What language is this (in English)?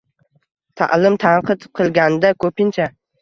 Uzbek